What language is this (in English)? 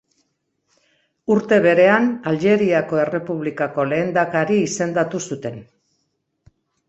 Basque